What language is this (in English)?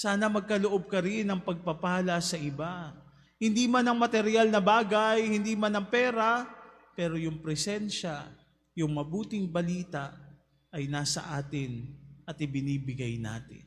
Filipino